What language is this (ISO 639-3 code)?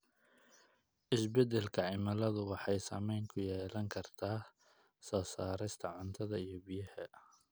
som